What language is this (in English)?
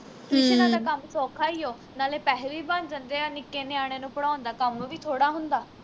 Punjabi